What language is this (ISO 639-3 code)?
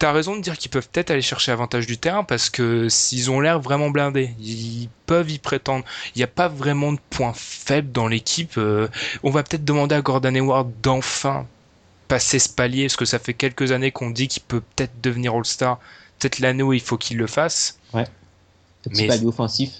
fra